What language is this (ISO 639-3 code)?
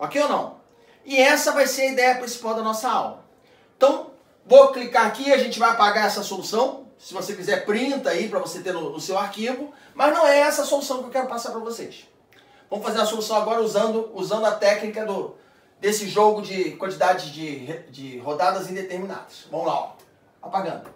por